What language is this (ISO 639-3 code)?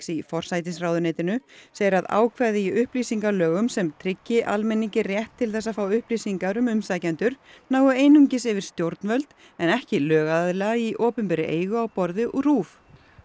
isl